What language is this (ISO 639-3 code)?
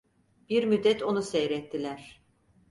tur